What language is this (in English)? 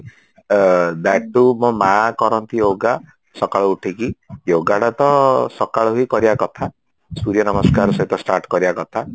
Odia